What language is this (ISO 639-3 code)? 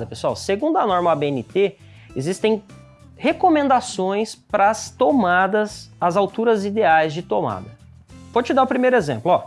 por